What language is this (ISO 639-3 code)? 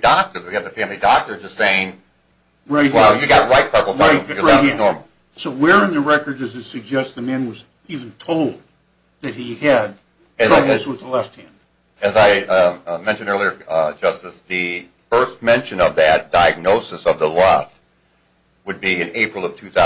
eng